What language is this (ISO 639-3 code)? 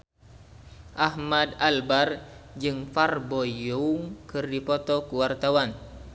sun